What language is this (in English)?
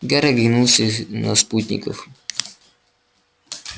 Russian